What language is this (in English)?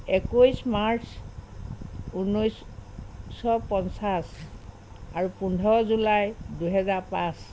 Assamese